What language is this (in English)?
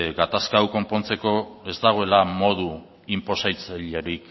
Basque